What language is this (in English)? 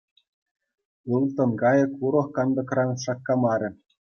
Chuvash